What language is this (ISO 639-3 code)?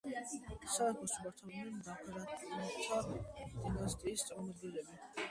kat